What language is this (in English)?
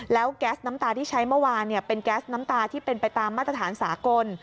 Thai